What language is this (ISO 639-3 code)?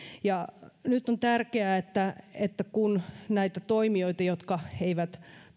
fin